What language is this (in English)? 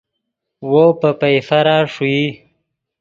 Yidgha